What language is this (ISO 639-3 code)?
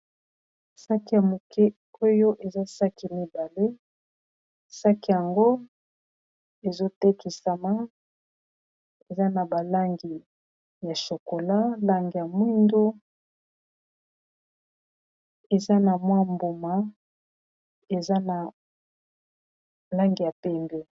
lin